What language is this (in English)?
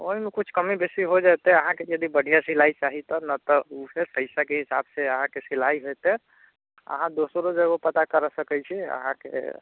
Maithili